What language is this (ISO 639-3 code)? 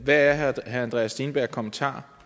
dan